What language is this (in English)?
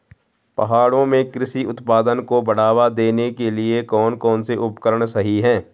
Hindi